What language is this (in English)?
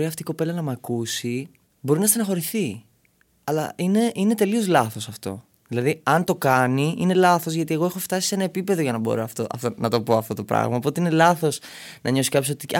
Greek